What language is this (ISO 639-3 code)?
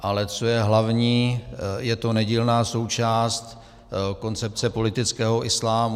ces